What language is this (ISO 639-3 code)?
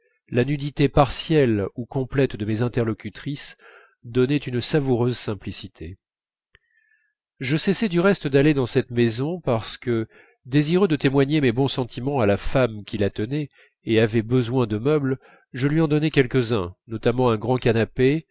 fra